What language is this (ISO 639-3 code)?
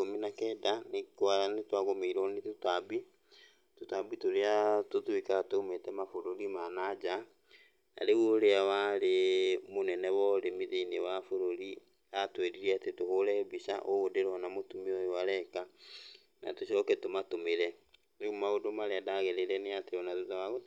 kik